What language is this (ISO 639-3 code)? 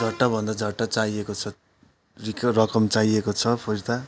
nep